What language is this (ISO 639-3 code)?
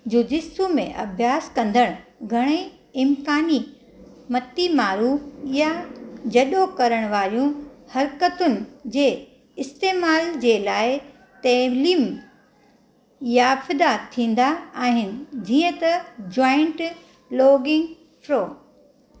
snd